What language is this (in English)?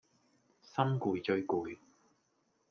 Cantonese